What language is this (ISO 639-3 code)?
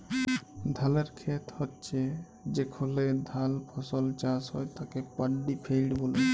ben